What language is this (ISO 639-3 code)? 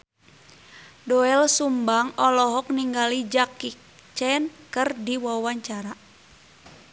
sun